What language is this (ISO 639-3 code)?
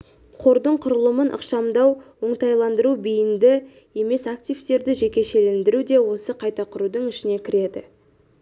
kaz